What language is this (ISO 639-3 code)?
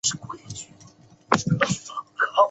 zho